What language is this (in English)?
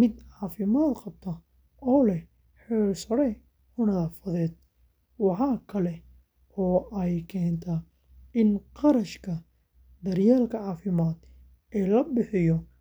Somali